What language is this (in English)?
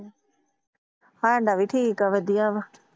Punjabi